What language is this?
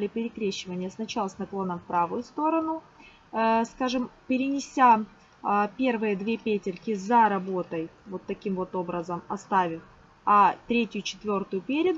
Russian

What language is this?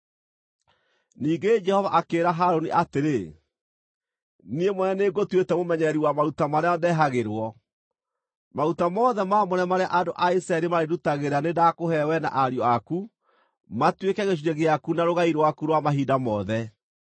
Kikuyu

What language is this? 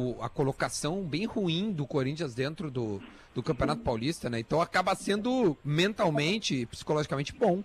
Portuguese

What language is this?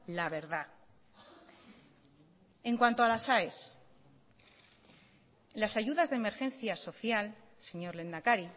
Spanish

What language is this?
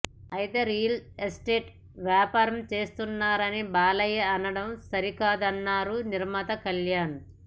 Telugu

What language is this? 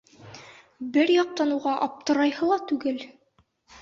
Bashkir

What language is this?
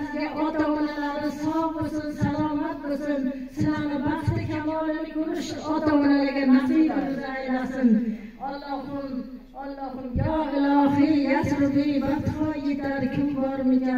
Turkish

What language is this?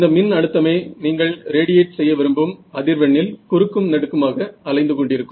Tamil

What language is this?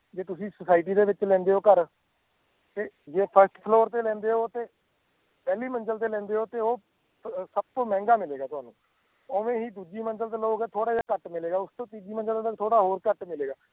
Punjabi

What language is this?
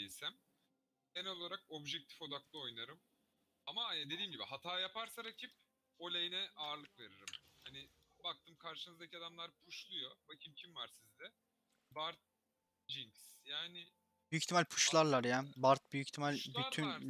Turkish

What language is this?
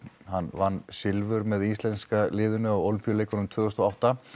Icelandic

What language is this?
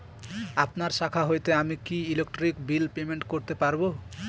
Bangla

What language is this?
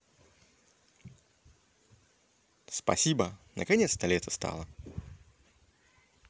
Russian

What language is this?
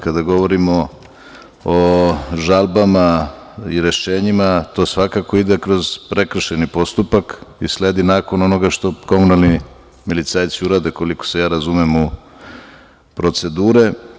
Serbian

